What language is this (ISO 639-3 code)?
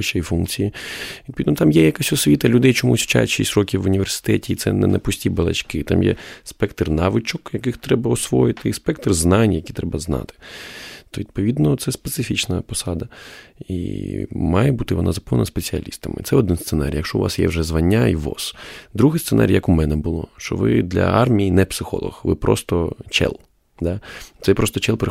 ukr